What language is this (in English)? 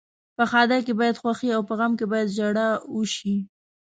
Pashto